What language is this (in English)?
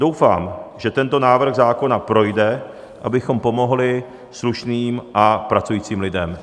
Czech